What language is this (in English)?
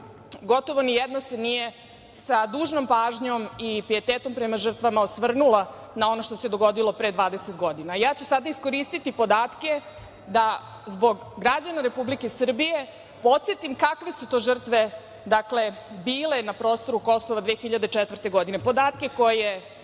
Serbian